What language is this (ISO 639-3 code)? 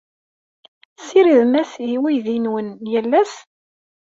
kab